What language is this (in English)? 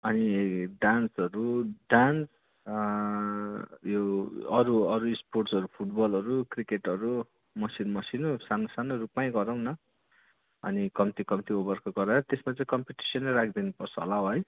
Nepali